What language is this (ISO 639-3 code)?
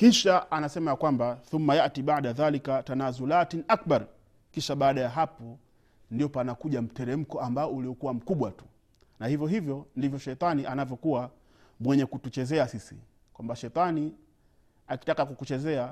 swa